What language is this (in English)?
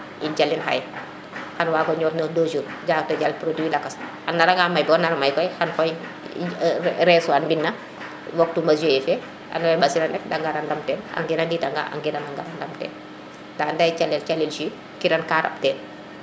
Serer